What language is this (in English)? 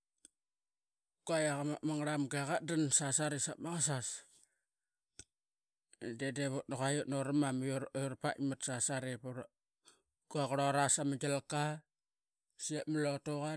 Qaqet